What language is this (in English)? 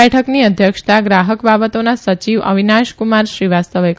Gujarati